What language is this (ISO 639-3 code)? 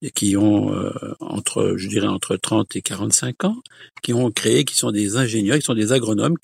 fra